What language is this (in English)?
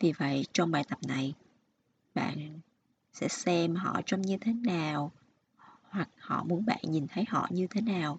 Vietnamese